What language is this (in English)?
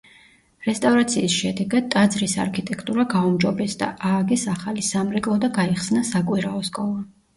Georgian